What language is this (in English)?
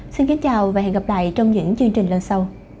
Vietnamese